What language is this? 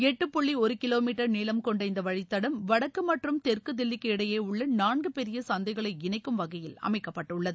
Tamil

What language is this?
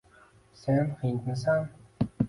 Uzbek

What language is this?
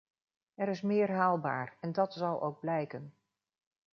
Dutch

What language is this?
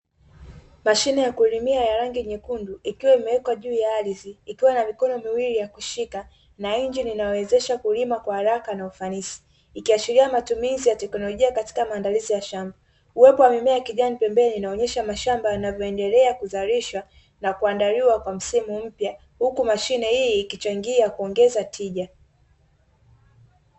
Swahili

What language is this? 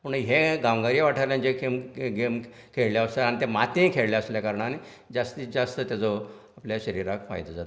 Konkani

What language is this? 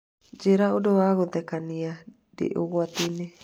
Kikuyu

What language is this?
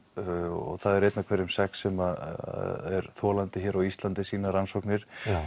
Icelandic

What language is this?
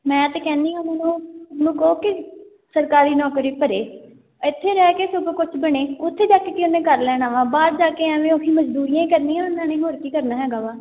Punjabi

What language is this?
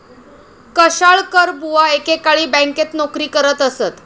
Marathi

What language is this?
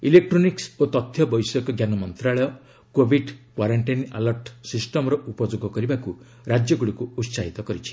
Odia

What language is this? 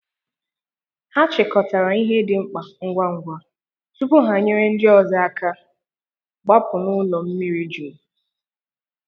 Igbo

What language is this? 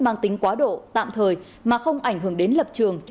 Vietnamese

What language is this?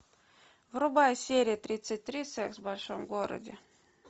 Russian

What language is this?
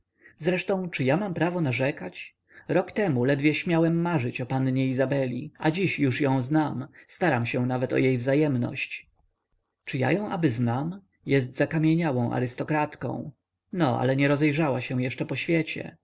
Polish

